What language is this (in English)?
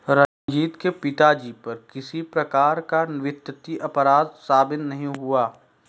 Hindi